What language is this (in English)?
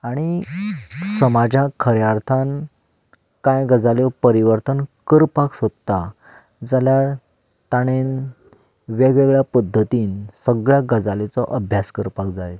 Konkani